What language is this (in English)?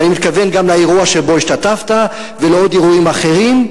Hebrew